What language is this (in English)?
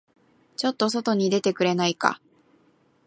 Japanese